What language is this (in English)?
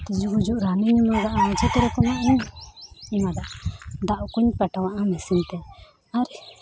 Santali